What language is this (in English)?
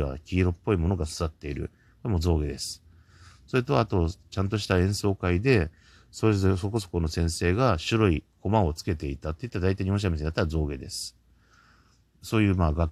Japanese